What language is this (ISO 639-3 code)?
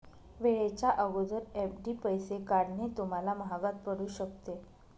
mar